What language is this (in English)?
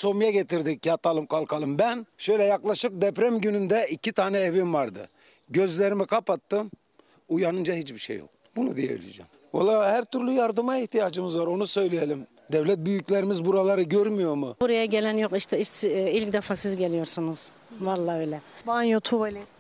Turkish